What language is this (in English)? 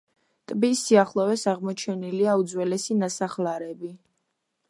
Georgian